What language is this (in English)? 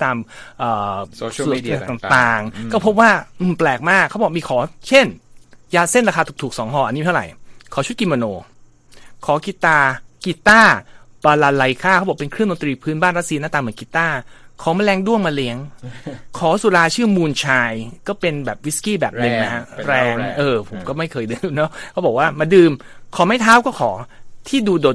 Thai